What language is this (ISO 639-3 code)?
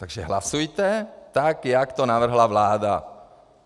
ces